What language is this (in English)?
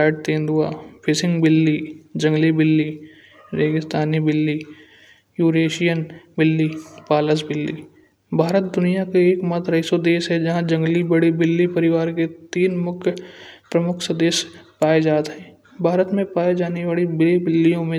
Kanauji